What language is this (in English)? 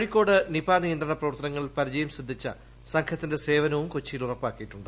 Malayalam